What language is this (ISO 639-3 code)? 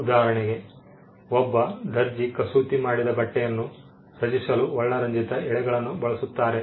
kan